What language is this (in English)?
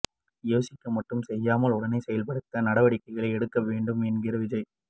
Tamil